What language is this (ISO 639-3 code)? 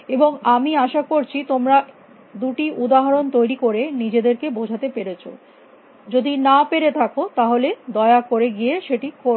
ben